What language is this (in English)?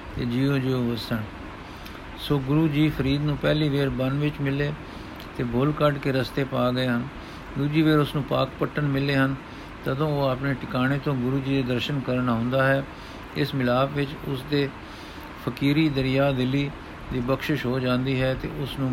Punjabi